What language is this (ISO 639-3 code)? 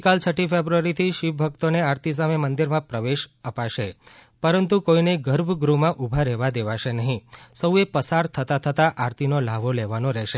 guj